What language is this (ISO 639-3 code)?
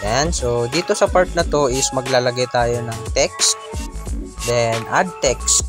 fil